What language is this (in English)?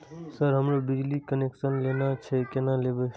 Maithili